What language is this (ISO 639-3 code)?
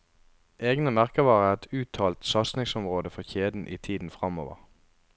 nor